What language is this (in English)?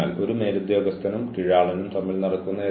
Malayalam